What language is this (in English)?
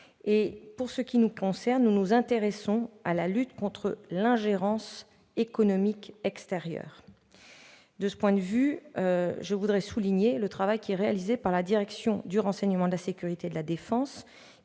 French